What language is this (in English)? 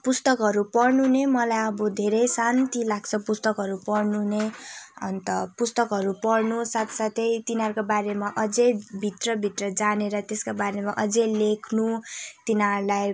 Nepali